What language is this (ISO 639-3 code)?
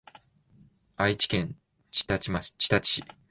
jpn